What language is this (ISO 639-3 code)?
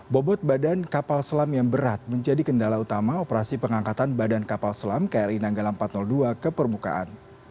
ind